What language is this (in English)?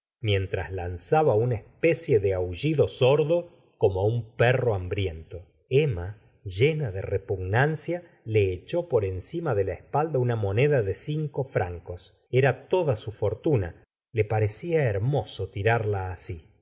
Spanish